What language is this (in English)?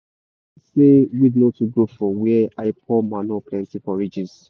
Nigerian Pidgin